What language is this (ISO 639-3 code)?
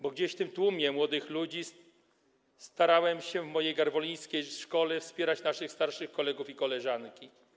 pol